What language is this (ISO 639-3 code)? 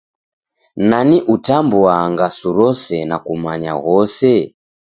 dav